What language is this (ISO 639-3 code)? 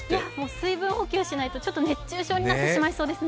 jpn